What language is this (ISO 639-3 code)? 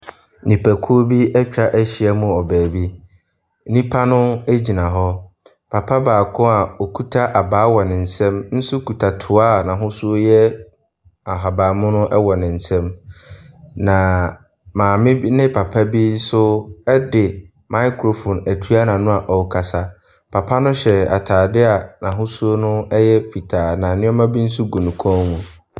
aka